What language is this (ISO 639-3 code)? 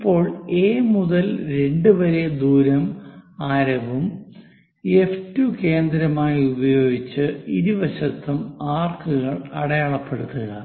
mal